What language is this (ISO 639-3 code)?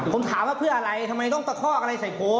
tha